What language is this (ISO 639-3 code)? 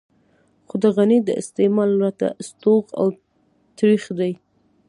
pus